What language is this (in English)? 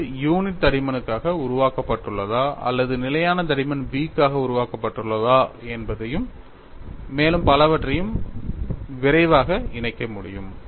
Tamil